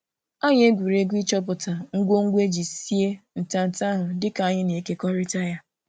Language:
Igbo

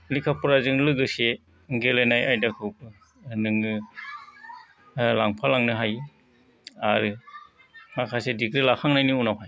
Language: Bodo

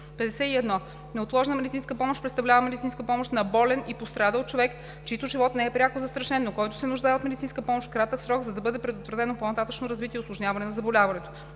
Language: Bulgarian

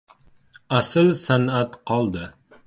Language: Uzbek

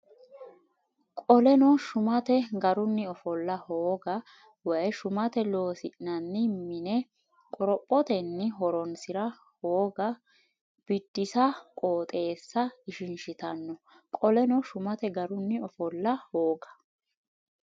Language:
Sidamo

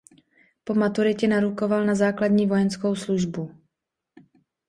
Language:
Czech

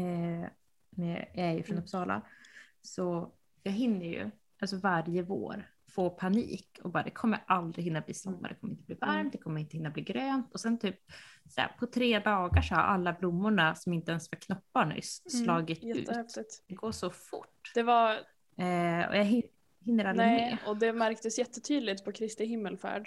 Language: Swedish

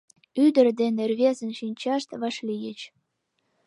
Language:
Mari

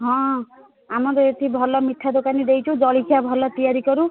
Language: Odia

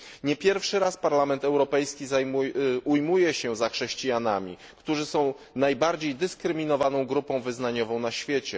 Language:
Polish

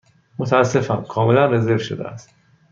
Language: Persian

